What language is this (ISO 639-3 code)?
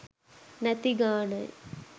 sin